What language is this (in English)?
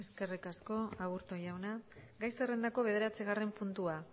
Basque